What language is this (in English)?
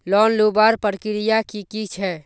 Magahi